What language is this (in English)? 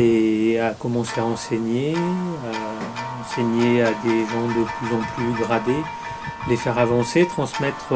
French